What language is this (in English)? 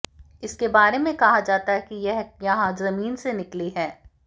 Hindi